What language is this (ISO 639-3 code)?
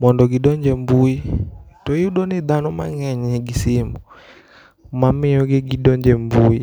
luo